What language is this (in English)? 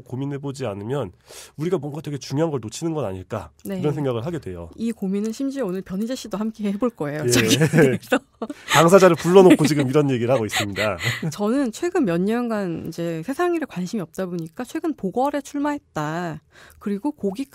Korean